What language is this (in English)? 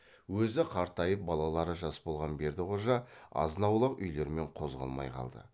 Kazakh